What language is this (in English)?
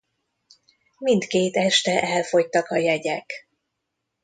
Hungarian